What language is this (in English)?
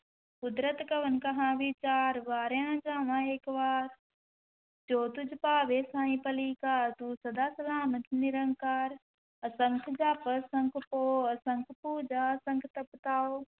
Punjabi